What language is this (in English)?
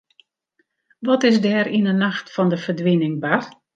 Western Frisian